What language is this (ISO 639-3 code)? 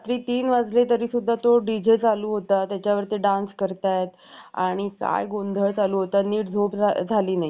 mar